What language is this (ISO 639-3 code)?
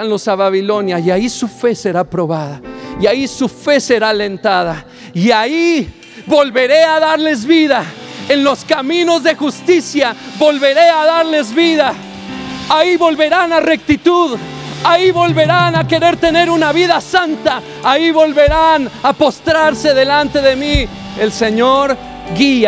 spa